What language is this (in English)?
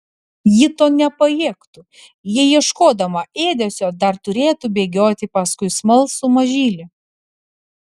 Lithuanian